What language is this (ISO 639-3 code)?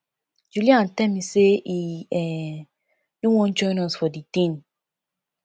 pcm